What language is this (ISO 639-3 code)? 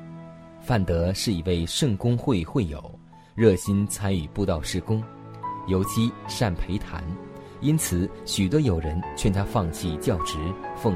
zho